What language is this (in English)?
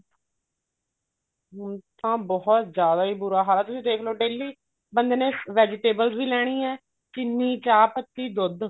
Punjabi